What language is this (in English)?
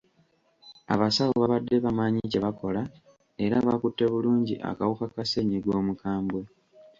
Ganda